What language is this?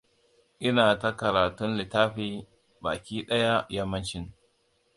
Hausa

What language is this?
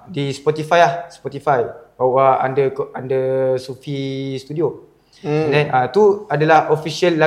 Malay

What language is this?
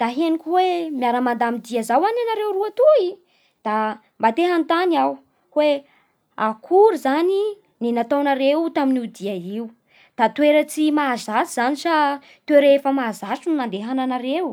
Bara Malagasy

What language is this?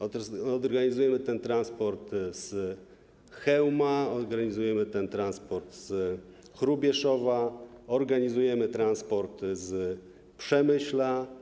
Polish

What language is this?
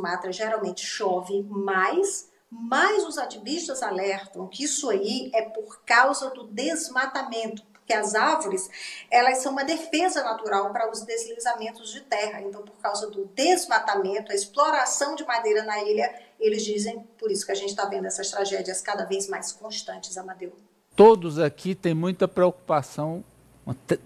Portuguese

